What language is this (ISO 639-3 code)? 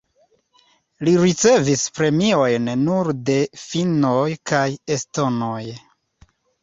epo